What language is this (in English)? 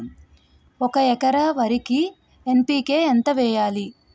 Telugu